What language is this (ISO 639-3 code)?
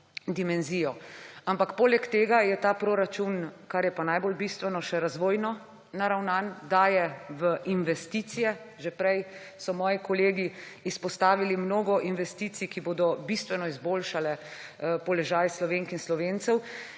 slv